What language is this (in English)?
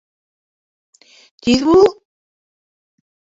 Bashkir